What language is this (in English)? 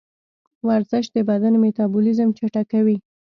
Pashto